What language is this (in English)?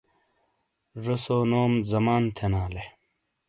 Shina